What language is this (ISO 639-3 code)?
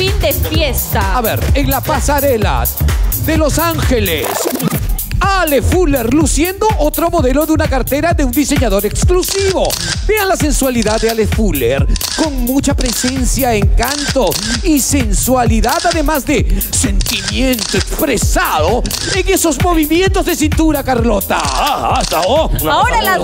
spa